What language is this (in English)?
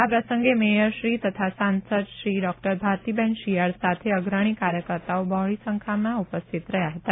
Gujarati